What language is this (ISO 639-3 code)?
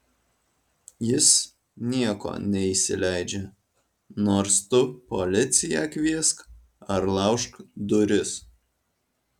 lit